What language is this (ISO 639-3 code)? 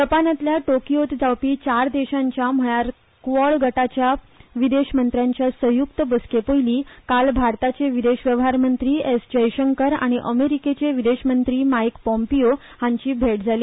kok